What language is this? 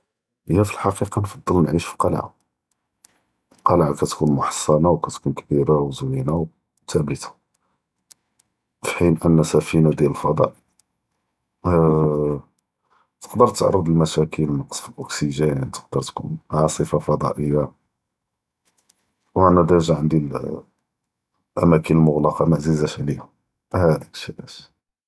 Judeo-Arabic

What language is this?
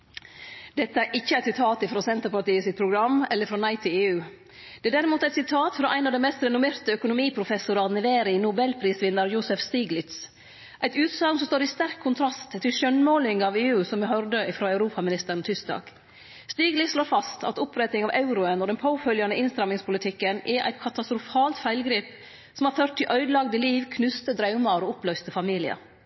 Norwegian Nynorsk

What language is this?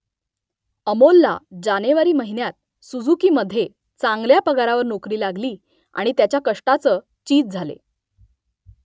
Marathi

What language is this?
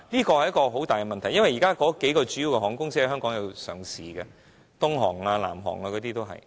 Cantonese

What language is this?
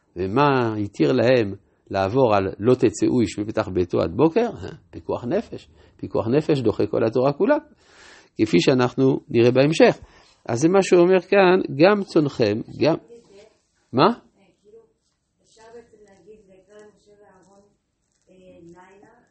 Hebrew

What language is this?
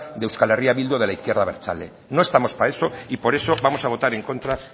Spanish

